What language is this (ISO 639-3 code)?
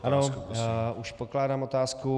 ces